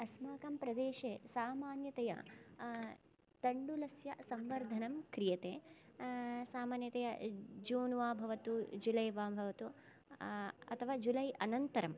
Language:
Sanskrit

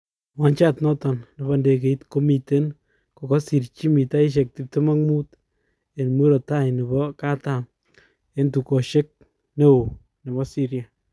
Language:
Kalenjin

